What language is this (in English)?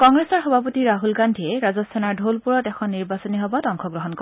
Assamese